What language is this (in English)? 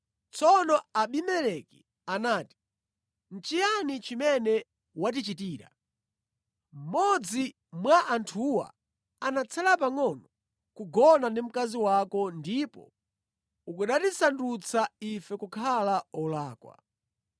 Nyanja